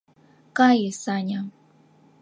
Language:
Mari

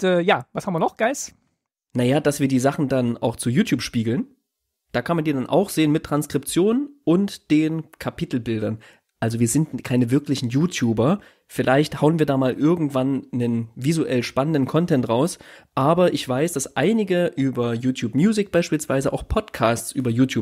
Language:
German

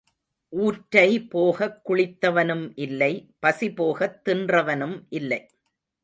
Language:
Tamil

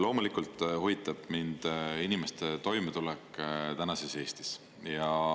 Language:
Estonian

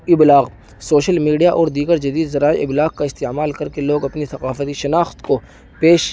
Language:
Urdu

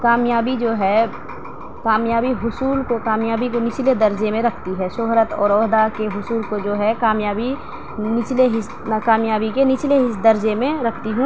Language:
Urdu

